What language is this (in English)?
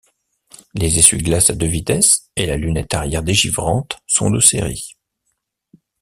French